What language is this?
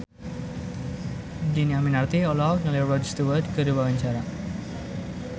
Sundanese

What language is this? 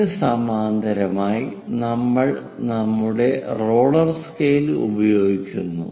Malayalam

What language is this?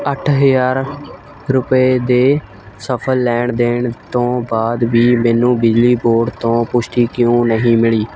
Punjabi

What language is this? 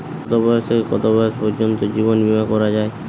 Bangla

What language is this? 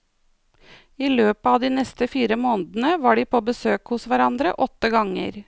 Norwegian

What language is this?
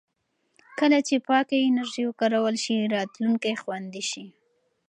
Pashto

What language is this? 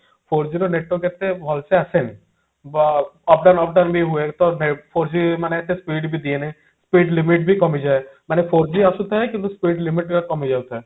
Odia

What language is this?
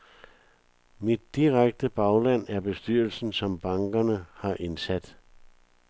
Danish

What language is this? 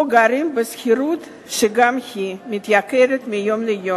Hebrew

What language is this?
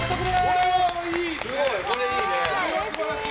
Japanese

